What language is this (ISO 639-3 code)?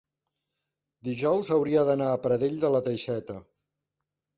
cat